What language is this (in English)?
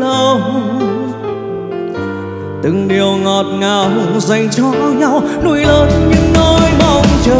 Vietnamese